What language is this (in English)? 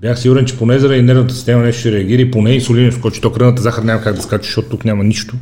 Bulgarian